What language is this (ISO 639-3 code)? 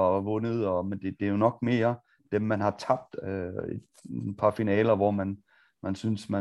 dan